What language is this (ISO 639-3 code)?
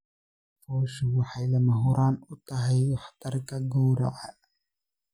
som